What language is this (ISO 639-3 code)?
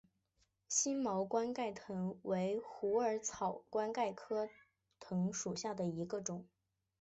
zho